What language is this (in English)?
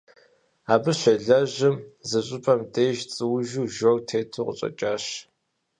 Kabardian